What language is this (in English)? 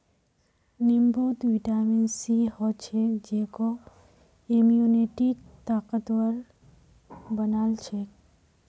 Magahi